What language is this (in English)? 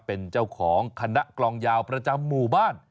Thai